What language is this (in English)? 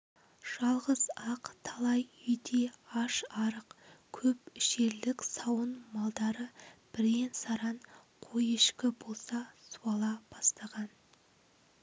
Kazakh